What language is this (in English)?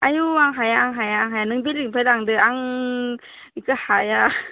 Bodo